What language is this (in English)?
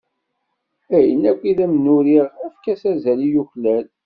Kabyle